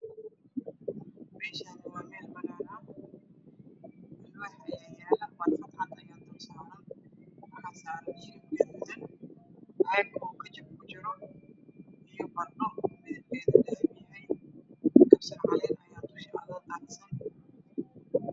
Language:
Somali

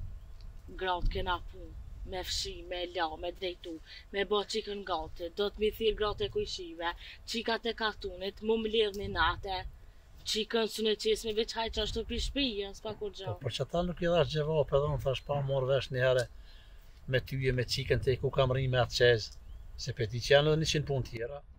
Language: Romanian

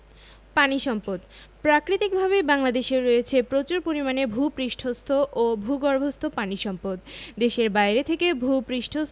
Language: Bangla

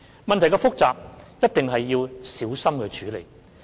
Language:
Cantonese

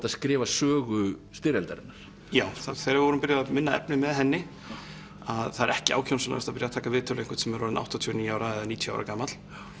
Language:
Icelandic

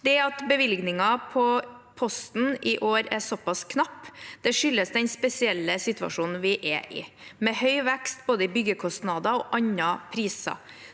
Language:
Norwegian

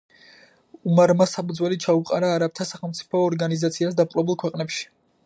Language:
Georgian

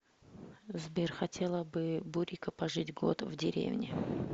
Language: Russian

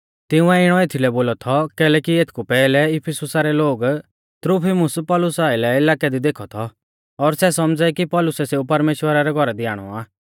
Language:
Mahasu Pahari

